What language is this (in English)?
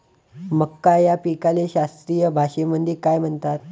Marathi